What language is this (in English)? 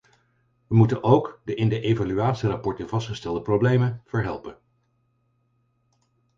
Dutch